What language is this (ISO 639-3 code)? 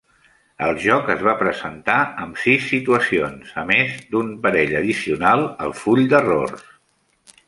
cat